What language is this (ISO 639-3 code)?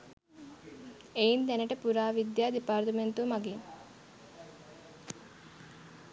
sin